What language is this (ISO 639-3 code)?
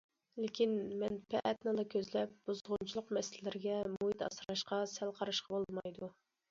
uig